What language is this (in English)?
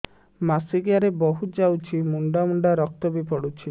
Odia